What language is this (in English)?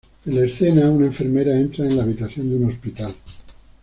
Spanish